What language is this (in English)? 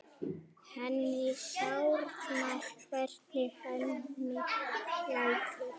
Icelandic